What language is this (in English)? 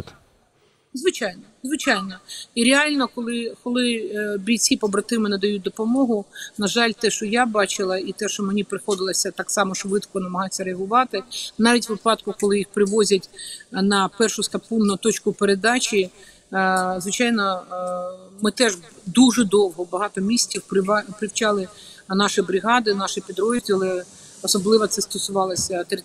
Ukrainian